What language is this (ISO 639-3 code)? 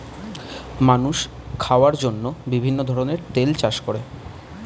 ben